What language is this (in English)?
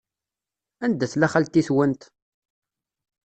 Kabyle